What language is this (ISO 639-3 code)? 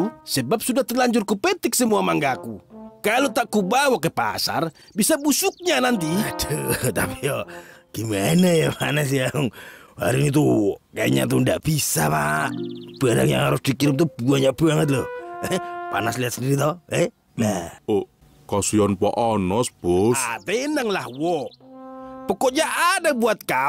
ind